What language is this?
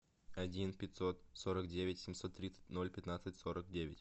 Russian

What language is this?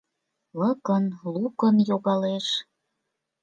Mari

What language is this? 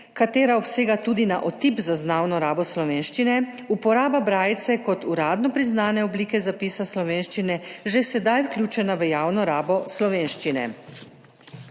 Slovenian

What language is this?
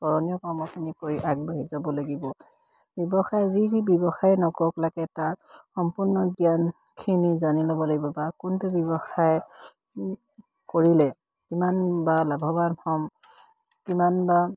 Assamese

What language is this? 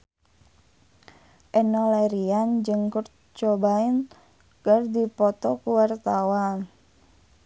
Sundanese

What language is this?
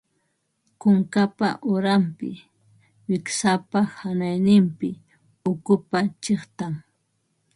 Ambo-Pasco Quechua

